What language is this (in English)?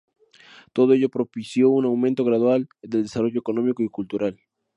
Spanish